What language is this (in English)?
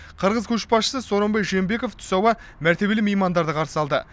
Kazakh